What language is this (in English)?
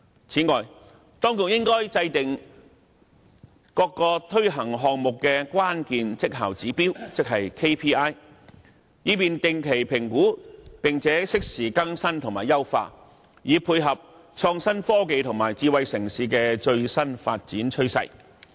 Cantonese